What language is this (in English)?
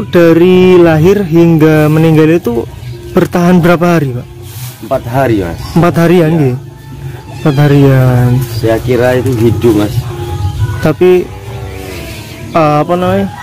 Indonesian